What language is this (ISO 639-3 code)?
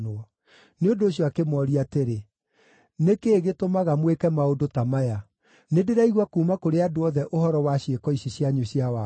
kik